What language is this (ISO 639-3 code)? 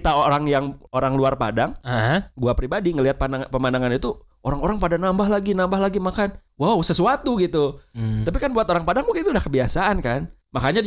ind